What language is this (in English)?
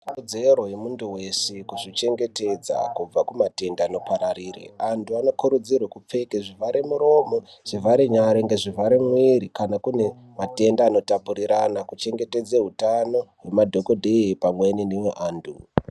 Ndau